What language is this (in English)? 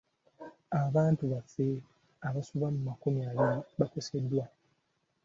Ganda